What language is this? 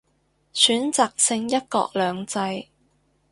Cantonese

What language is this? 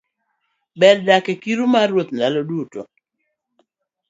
Luo (Kenya and Tanzania)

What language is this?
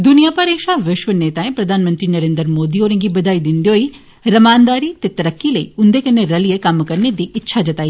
Dogri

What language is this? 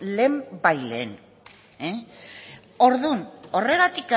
Basque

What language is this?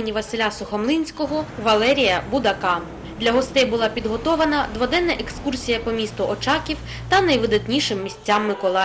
Ukrainian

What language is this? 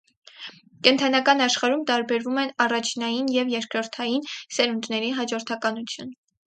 Armenian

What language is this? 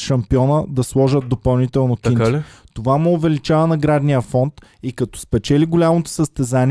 Bulgarian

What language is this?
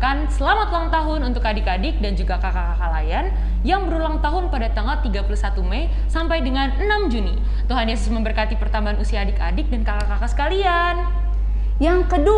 Indonesian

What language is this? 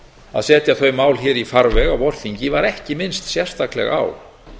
Icelandic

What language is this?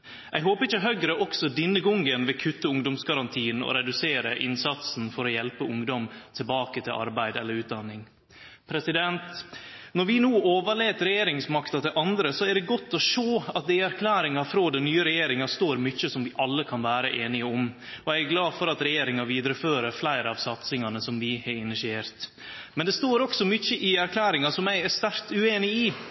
Norwegian Nynorsk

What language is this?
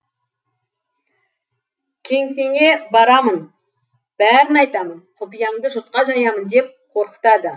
Kazakh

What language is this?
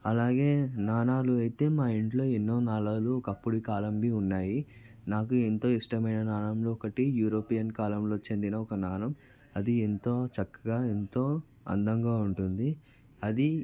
Telugu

